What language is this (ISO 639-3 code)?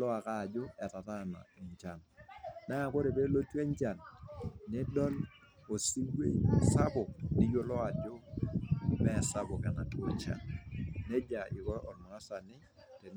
mas